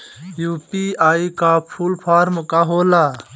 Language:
Bhojpuri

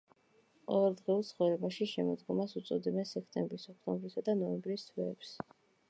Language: Georgian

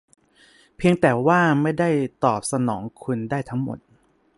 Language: Thai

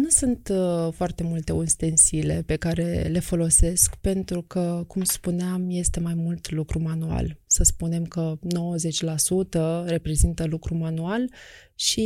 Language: Romanian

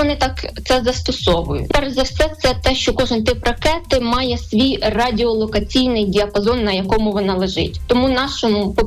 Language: Ukrainian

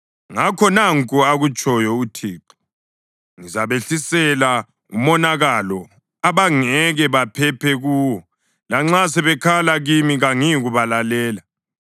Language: North Ndebele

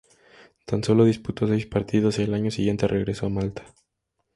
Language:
Spanish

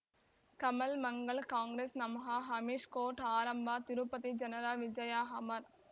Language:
Kannada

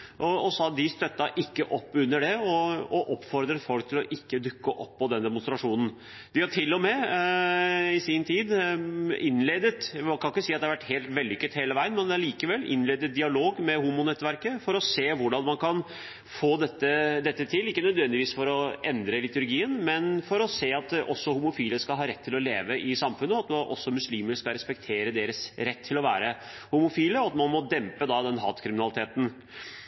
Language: Norwegian Bokmål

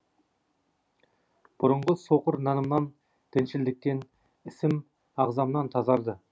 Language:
Kazakh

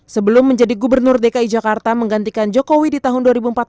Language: Indonesian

